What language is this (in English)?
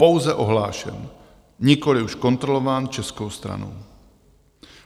Czech